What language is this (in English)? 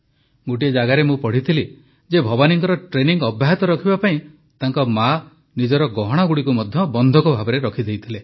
Odia